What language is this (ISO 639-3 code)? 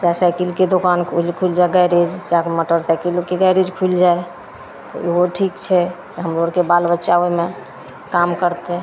mai